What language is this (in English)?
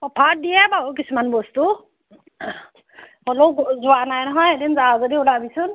Assamese